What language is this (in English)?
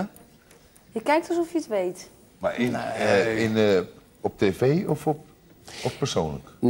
Dutch